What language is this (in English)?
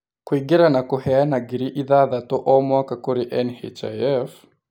Kikuyu